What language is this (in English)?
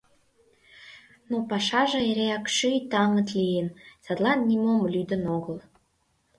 Mari